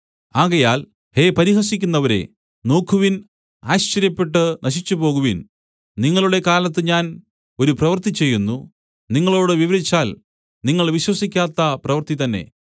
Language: Malayalam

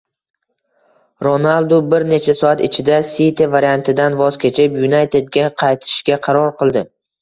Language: Uzbek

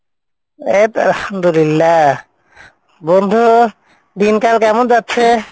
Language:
Bangla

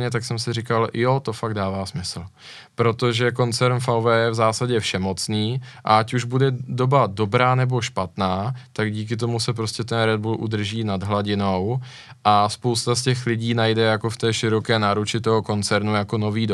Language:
Czech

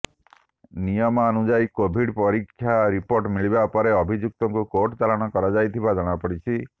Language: Odia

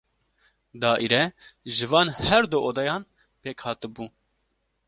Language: Kurdish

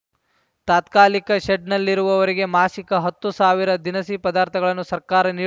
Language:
Kannada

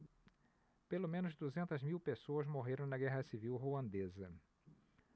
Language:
Portuguese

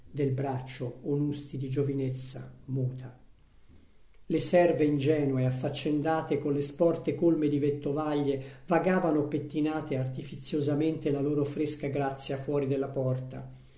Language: Italian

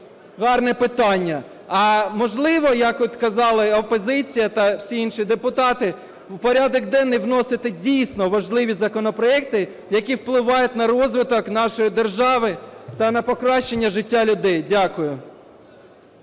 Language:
Ukrainian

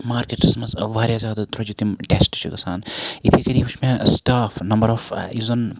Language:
Kashmiri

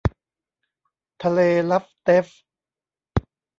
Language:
Thai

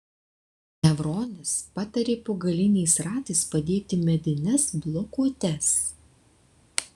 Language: Lithuanian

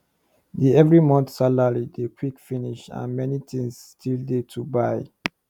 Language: Nigerian Pidgin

